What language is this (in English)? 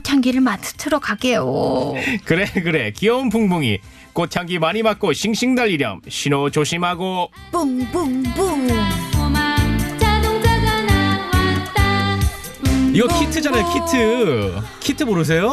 Korean